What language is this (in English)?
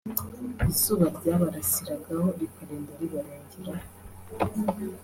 Kinyarwanda